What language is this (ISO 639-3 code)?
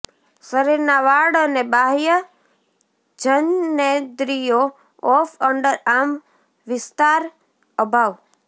guj